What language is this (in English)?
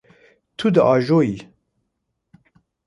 Kurdish